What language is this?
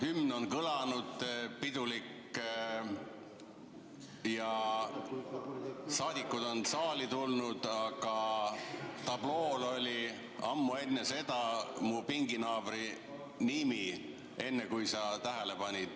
Estonian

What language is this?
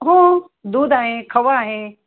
Marathi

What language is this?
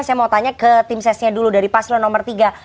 Indonesian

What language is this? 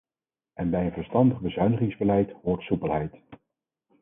Dutch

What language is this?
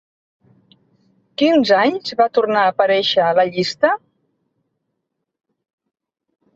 Catalan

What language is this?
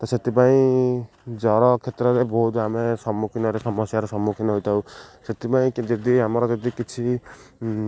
Odia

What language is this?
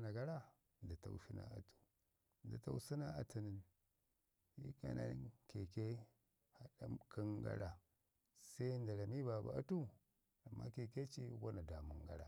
Ngizim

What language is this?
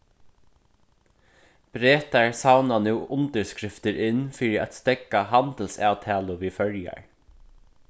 Faroese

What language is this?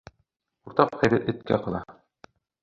Bashkir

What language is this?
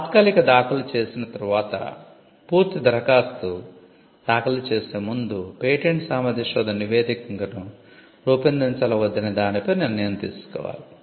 Telugu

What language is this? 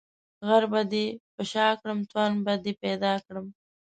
Pashto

